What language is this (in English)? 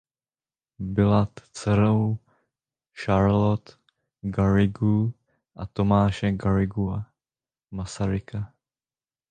Czech